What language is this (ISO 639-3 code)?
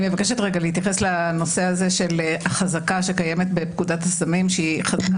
heb